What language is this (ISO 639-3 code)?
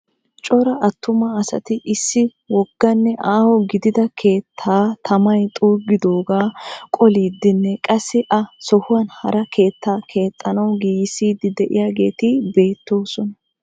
wal